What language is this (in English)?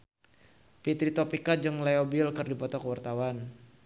Sundanese